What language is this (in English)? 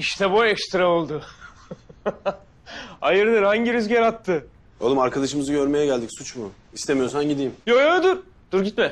Turkish